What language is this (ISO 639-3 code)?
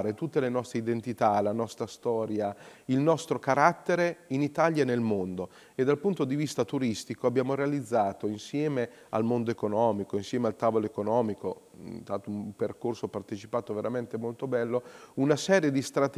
ita